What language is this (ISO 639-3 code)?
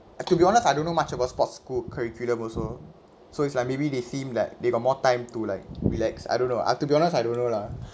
eng